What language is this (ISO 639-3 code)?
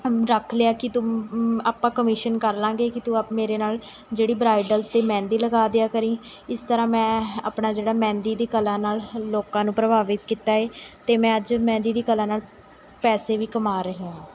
pan